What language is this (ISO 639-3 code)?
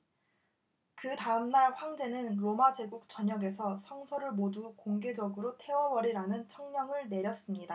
kor